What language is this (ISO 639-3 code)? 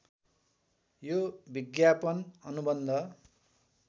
nep